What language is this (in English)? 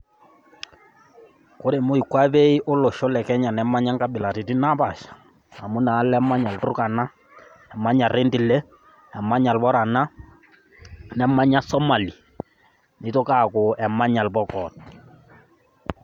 Masai